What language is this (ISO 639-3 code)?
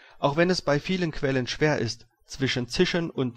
deu